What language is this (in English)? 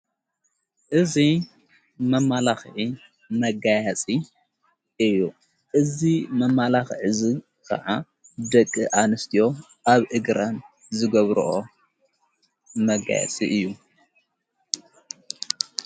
Tigrinya